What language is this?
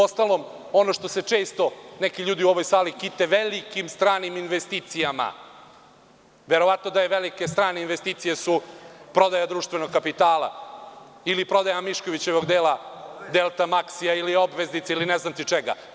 Serbian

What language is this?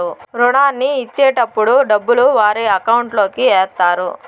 Telugu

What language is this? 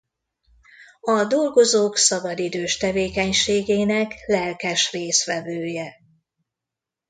Hungarian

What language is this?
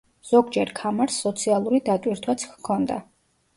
Georgian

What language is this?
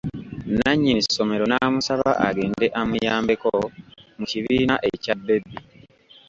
Ganda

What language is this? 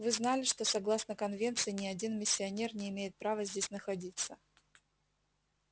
Russian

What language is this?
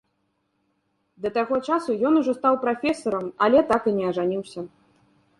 Belarusian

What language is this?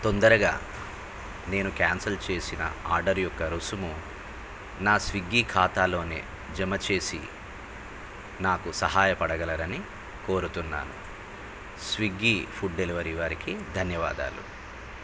Telugu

